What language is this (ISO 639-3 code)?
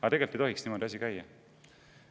est